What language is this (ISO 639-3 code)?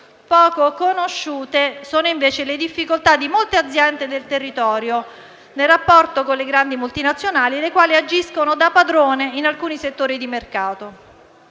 ita